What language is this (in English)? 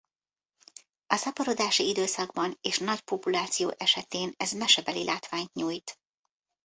Hungarian